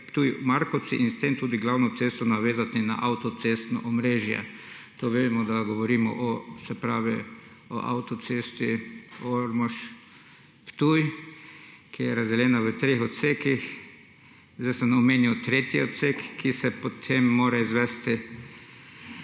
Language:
Slovenian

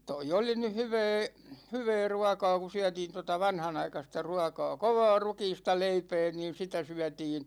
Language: Finnish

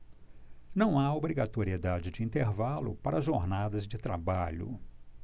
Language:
Portuguese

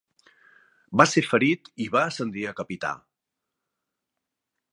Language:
Catalan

